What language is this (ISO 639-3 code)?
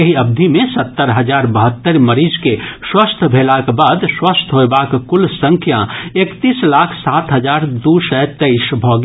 mai